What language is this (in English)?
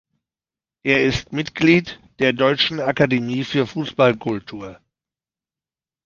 German